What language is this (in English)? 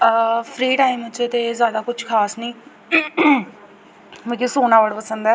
Dogri